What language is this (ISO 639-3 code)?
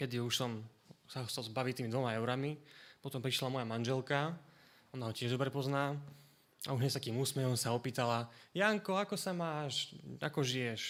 slk